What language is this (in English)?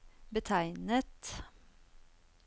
Norwegian